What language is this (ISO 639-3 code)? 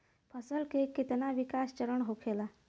bho